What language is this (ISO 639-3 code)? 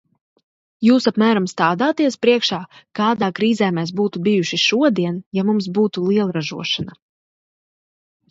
lav